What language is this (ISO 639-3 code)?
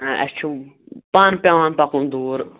kas